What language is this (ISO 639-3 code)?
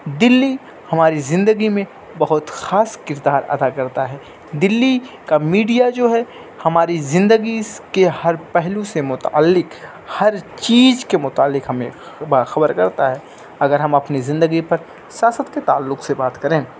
urd